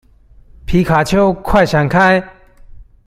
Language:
Chinese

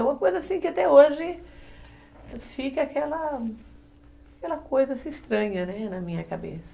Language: Portuguese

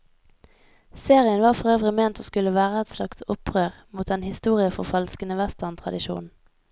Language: Norwegian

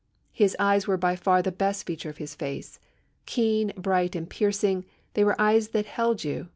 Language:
English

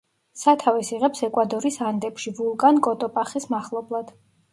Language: Georgian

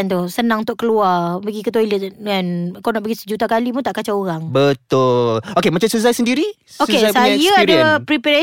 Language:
Malay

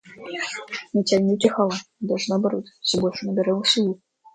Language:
Russian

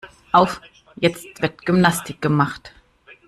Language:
German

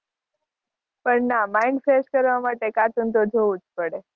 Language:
Gujarati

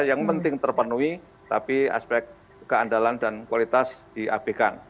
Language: Indonesian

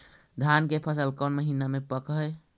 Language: Magahi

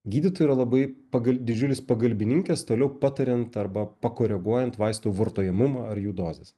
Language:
Lithuanian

